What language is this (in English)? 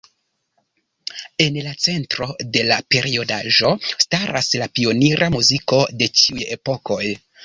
Esperanto